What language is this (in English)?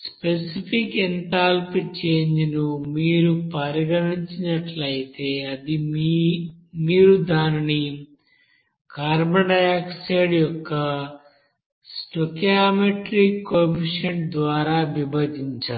Telugu